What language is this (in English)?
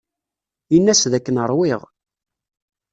Kabyle